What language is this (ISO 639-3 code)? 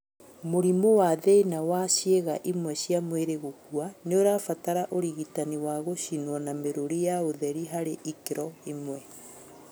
kik